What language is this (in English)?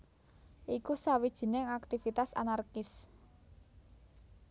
Javanese